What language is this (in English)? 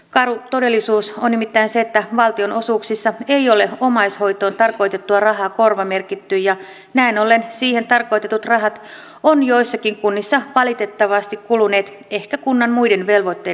Finnish